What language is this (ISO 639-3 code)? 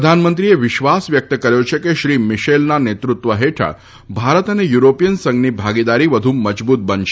guj